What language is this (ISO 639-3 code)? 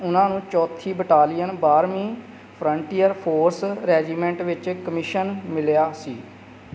pan